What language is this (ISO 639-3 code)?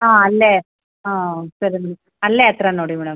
kan